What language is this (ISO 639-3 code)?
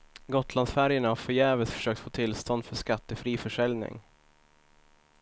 swe